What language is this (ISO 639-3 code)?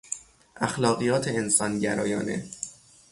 fas